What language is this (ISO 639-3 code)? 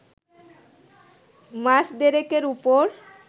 ben